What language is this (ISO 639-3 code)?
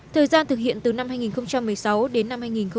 vie